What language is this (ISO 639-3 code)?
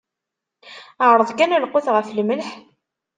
kab